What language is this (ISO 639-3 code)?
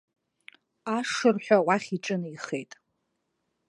abk